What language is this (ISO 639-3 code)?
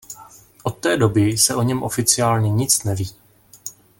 ces